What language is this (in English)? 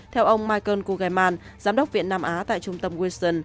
Vietnamese